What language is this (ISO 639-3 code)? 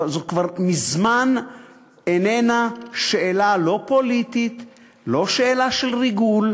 heb